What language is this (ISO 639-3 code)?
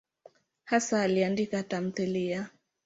swa